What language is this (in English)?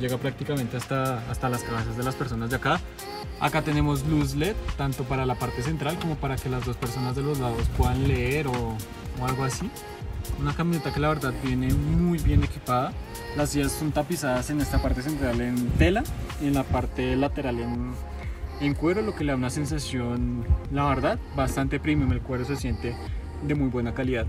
Spanish